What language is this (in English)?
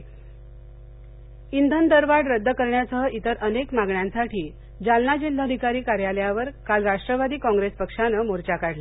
Marathi